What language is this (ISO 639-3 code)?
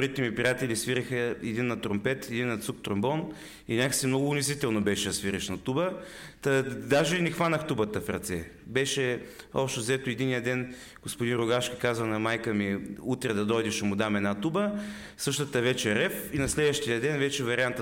bul